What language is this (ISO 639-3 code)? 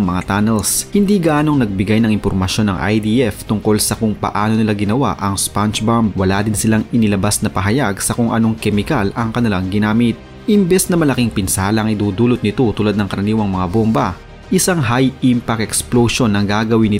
fil